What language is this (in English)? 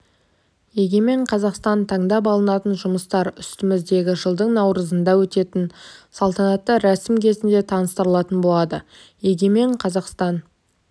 Kazakh